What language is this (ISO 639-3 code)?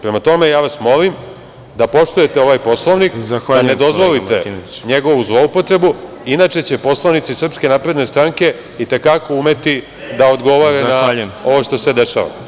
srp